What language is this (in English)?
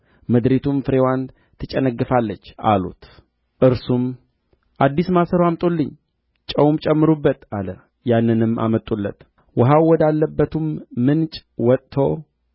Amharic